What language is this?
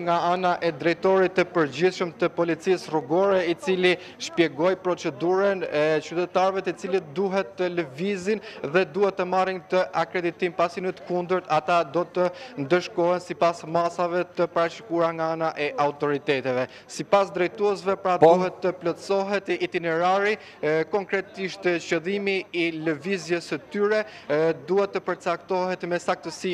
Romanian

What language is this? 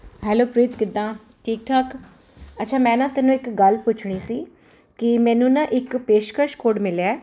Punjabi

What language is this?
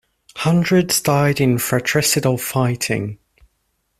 English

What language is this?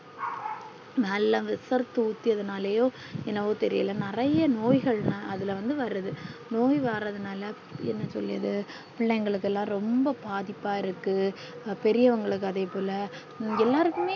Tamil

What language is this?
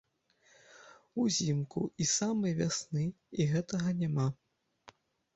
Belarusian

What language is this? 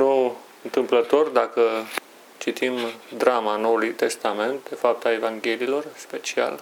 Romanian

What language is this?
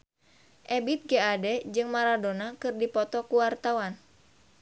Sundanese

